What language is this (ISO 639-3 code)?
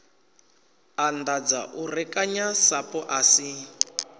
ven